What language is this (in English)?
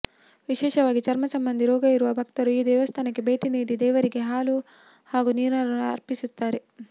Kannada